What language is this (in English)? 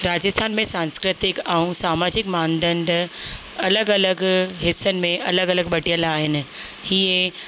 Sindhi